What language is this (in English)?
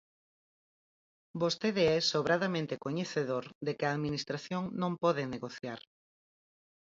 Galician